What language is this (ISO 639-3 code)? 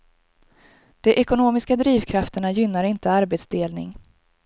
swe